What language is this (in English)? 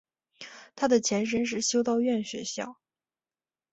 Chinese